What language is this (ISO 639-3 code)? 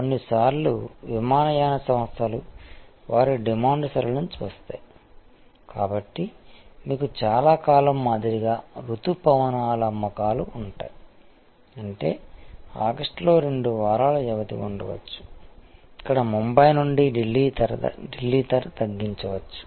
tel